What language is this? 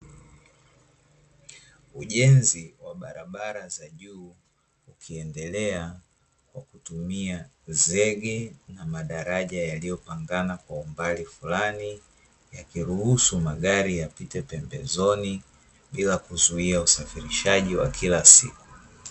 Swahili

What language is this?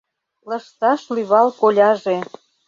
Mari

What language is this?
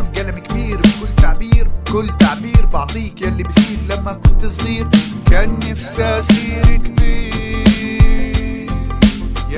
Arabic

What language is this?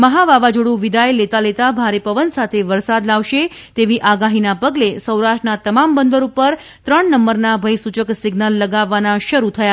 Gujarati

